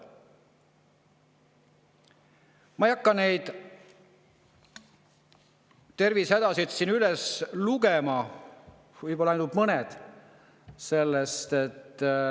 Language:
Estonian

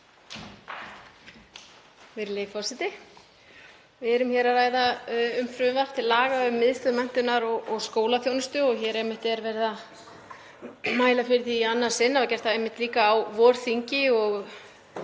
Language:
Icelandic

